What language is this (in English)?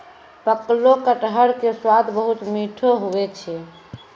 Maithili